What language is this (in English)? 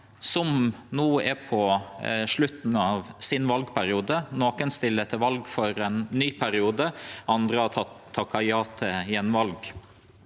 Norwegian